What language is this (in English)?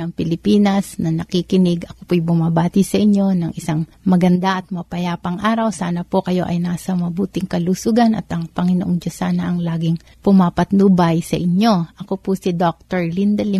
Filipino